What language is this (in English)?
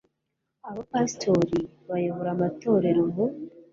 Kinyarwanda